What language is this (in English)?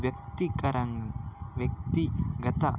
Telugu